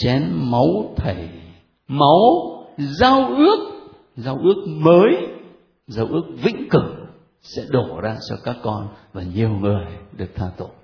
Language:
Vietnamese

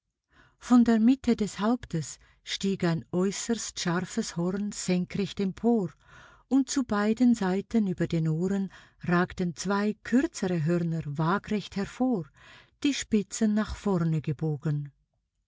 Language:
German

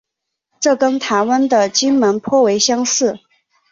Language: Chinese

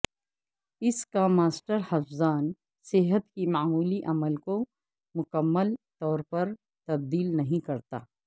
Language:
Urdu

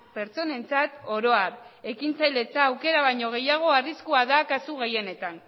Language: Basque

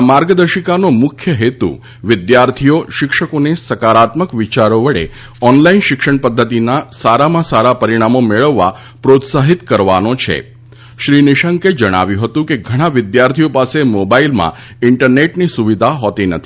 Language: Gujarati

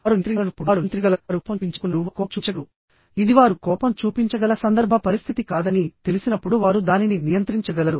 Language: Telugu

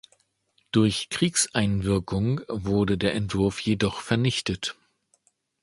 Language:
German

